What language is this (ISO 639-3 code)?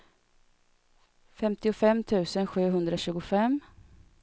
swe